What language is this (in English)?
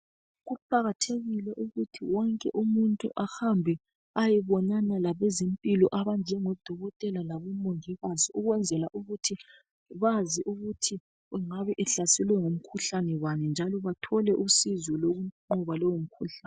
North Ndebele